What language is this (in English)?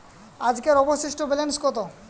Bangla